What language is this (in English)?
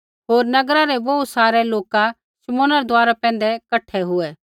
Kullu Pahari